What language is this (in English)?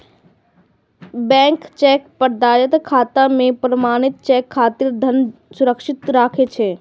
Maithili